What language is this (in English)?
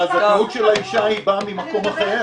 Hebrew